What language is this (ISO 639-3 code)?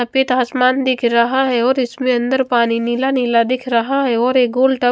hin